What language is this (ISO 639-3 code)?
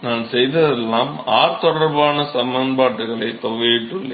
tam